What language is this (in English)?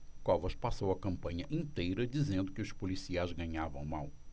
Portuguese